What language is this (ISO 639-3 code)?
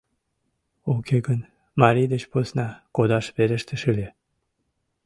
chm